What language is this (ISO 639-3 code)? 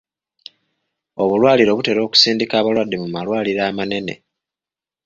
lug